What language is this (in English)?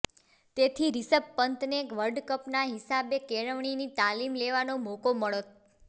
Gujarati